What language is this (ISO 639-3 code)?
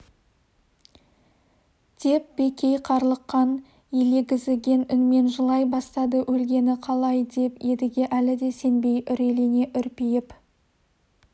kaz